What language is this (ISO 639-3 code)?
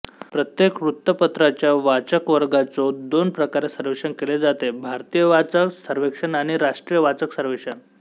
mar